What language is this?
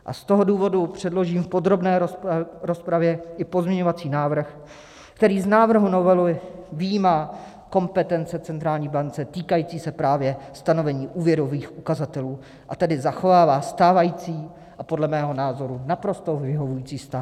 Czech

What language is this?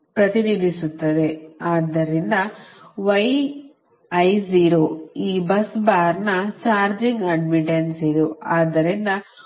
Kannada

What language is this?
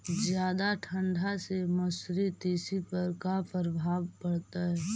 Magahi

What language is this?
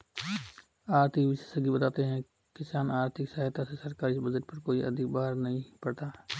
Hindi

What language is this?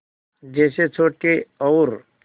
Hindi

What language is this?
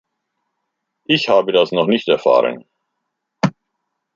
German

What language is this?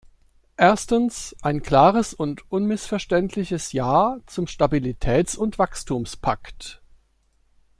German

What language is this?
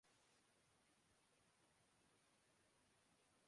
Urdu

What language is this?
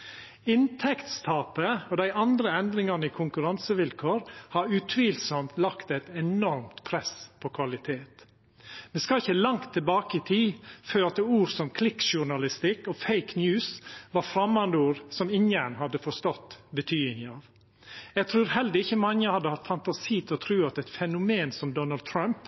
Norwegian Nynorsk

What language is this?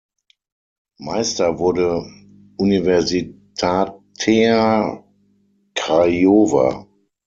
German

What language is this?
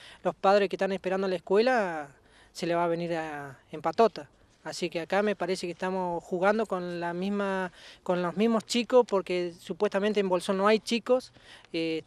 Spanish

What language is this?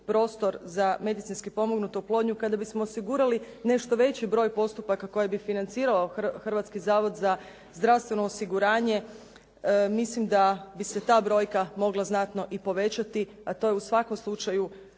Croatian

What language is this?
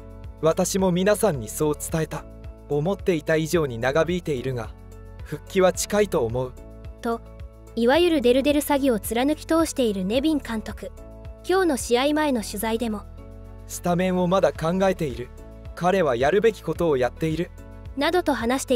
Japanese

